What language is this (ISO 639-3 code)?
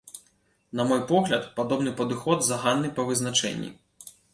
bel